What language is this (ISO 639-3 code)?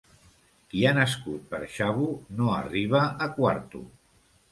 cat